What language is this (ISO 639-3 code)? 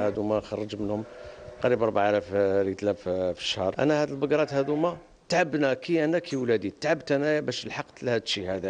ara